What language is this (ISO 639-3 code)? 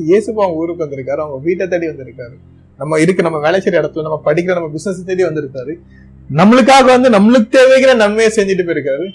tam